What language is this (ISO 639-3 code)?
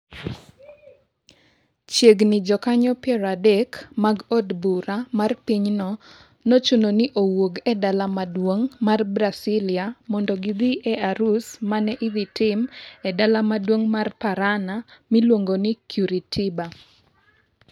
luo